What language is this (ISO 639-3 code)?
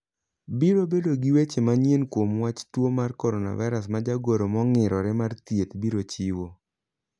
luo